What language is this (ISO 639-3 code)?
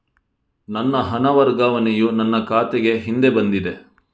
kan